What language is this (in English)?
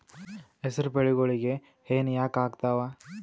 Kannada